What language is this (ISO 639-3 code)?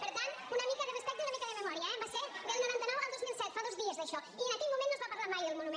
cat